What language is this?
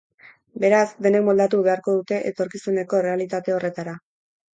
Basque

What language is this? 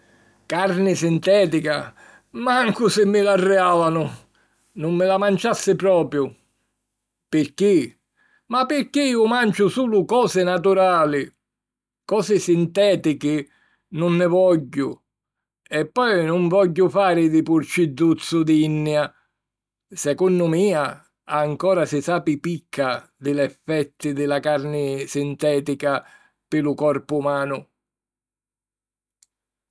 Sicilian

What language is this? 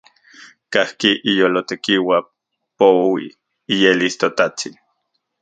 Central Puebla Nahuatl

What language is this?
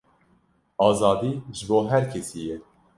Kurdish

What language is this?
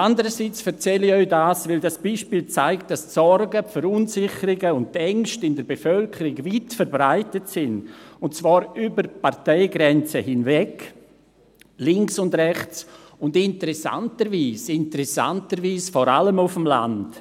Swiss German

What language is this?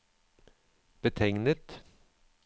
Norwegian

